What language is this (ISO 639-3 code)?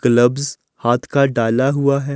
hin